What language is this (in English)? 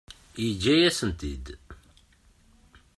Kabyle